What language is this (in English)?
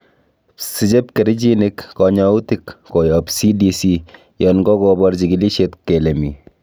Kalenjin